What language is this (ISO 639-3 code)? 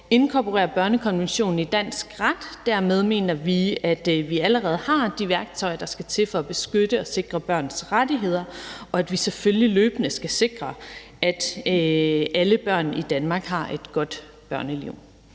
dan